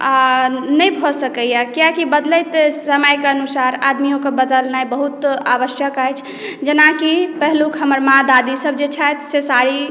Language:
Maithili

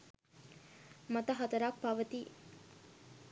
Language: Sinhala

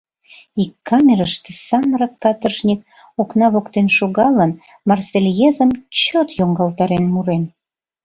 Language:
Mari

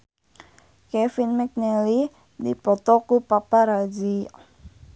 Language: Sundanese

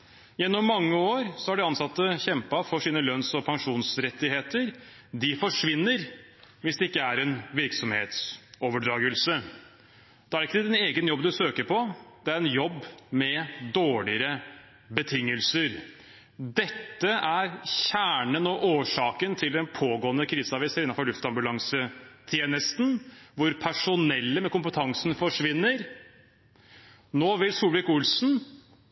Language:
Norwegian Bokmål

